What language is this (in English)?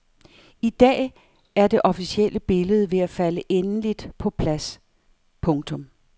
Danish